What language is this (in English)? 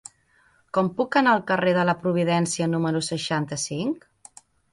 Catalan